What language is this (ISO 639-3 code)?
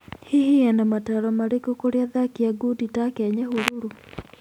kik